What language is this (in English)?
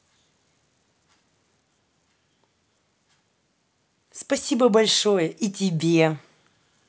Russian